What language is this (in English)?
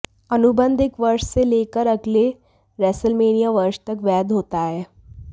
Hindi